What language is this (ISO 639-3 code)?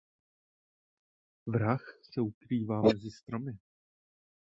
ces